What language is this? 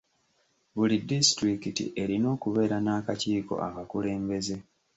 Ganda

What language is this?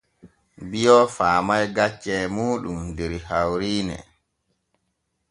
Borgu Fulfulde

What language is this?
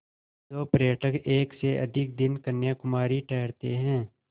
Hindi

